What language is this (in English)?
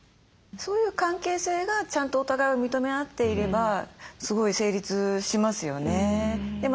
Japanese